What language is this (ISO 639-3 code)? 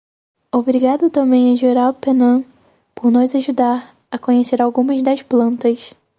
por